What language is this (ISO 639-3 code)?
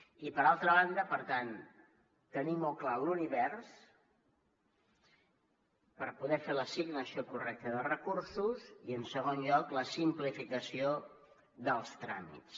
cat